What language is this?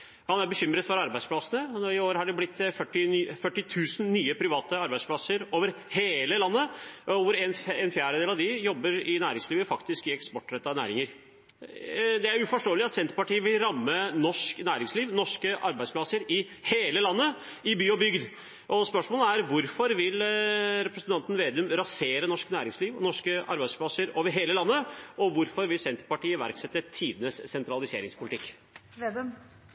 Norwegian Bokmål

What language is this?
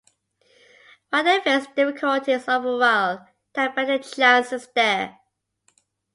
English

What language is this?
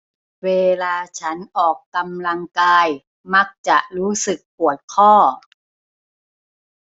Thai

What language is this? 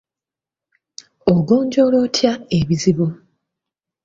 Ganda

